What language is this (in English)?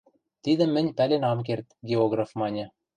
Western Mari